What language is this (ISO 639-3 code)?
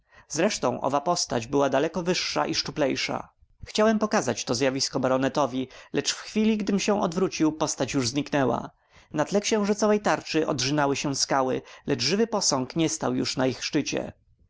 pol